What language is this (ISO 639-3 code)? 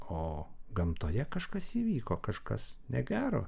lit